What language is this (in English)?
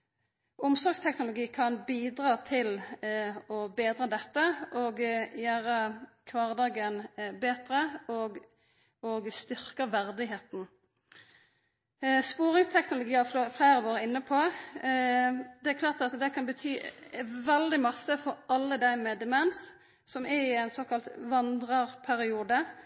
Norwegian Nynorsk